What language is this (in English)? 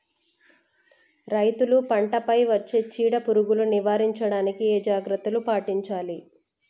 Telugu